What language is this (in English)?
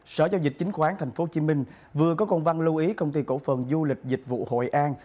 Vietnamese